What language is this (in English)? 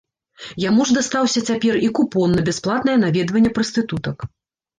Belarusian